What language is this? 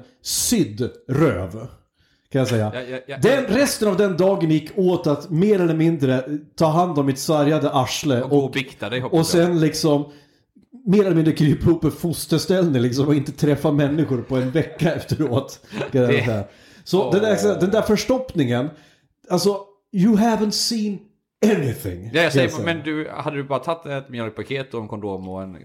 Swedish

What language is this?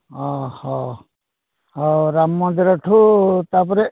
Odia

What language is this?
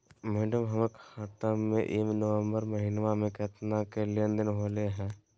Magahi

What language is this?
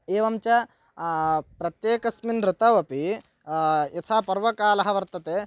Sanskrit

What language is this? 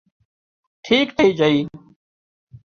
Wadiyara Koli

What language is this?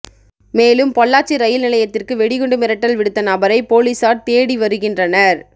Tamil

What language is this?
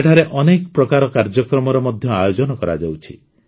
Odia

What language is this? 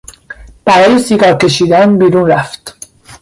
Persian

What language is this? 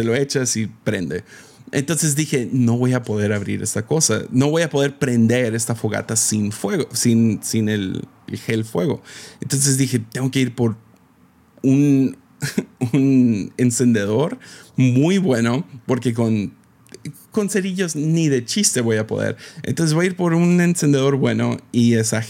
Spanish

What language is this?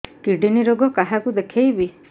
Odia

